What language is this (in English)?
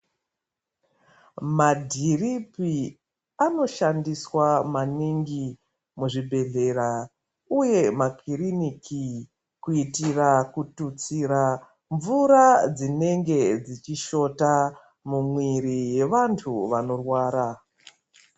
Ndau